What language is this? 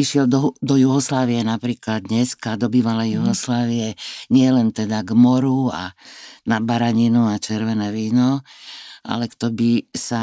Slovak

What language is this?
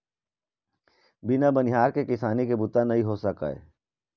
Chhattisgarhi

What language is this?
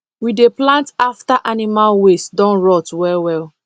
Nigerian Pidgin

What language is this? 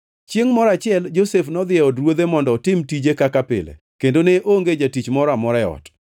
Luo (Kenya and Tanzania)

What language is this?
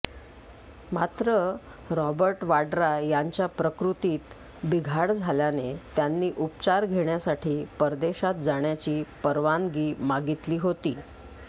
Marathi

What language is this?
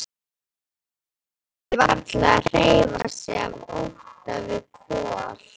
Icelandic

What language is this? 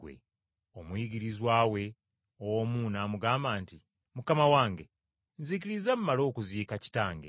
Ganda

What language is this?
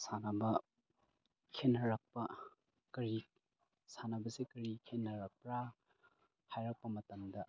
Manipuri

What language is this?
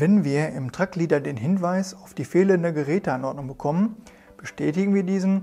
German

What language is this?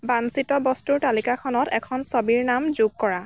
Assamese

